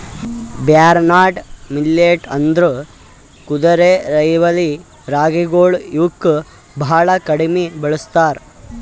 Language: Kannada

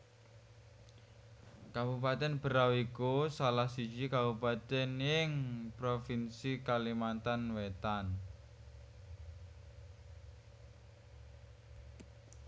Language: Javanese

